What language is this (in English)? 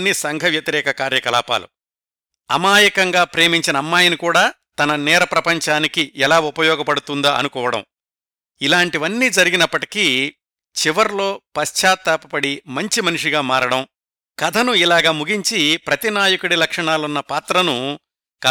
Telugu